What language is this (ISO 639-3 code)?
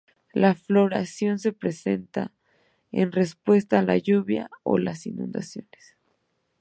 spa